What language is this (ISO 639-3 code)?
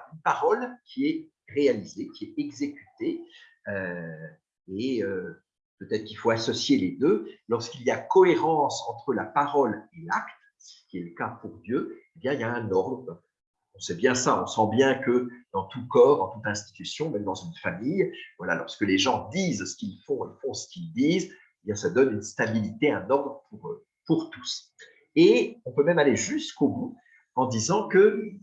fra